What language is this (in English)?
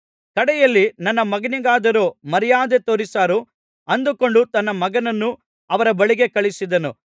Kannada